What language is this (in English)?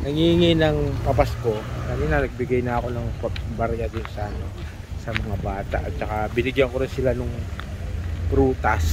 Filipino